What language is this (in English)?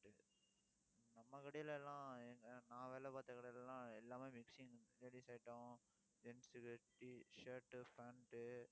Tamil